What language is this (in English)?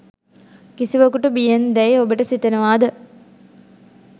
Sinhala